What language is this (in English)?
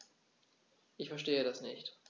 German